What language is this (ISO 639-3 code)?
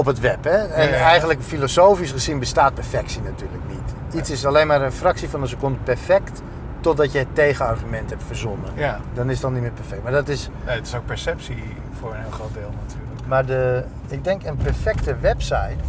nld